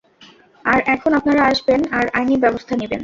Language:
Bangla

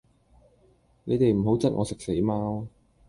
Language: Cantonese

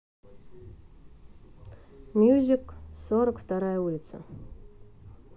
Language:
Russian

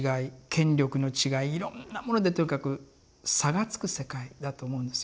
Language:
Japanese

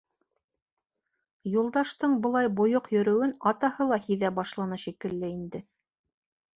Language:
Bashkir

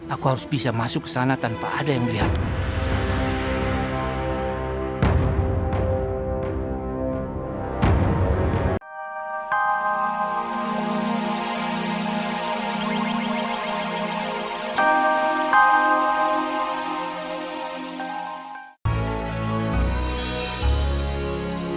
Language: Indonesian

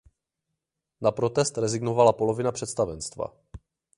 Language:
Czech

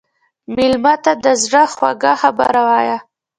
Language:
Pashto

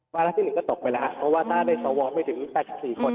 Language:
Thai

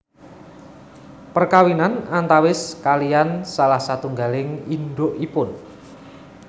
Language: Javanese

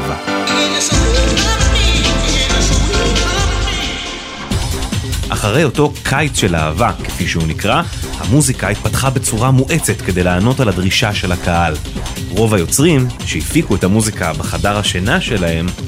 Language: Hebrew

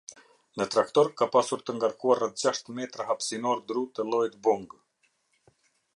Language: Albanian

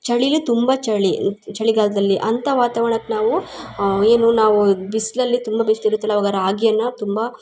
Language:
Kannada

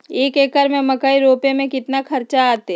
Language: Magahi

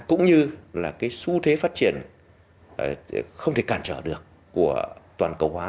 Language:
Vietnamese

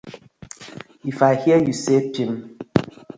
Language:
Nigerian Pidgin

